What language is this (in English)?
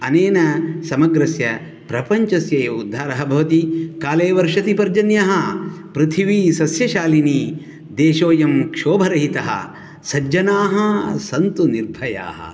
Sanskrit